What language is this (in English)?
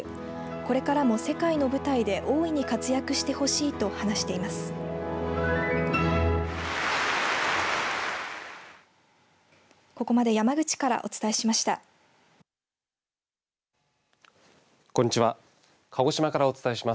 Japanese